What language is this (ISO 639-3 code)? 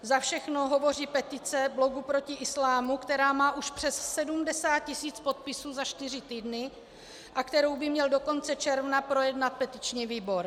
ces